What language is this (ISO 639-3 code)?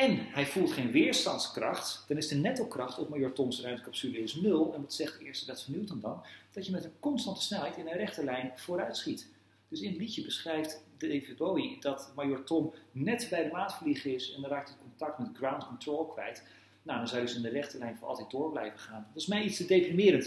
nld